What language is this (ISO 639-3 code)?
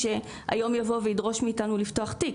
heb